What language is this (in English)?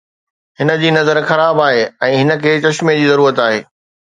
Sindhi